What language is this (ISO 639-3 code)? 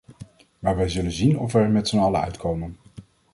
nld